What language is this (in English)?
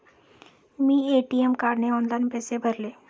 Marathi